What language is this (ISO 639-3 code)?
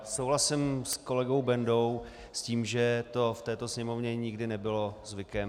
ces